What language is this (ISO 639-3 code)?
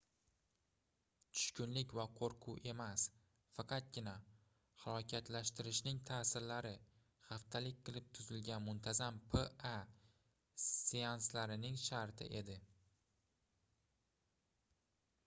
uzb